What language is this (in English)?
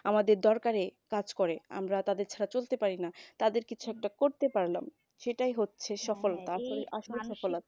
Bangla